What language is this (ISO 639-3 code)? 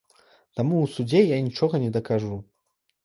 bel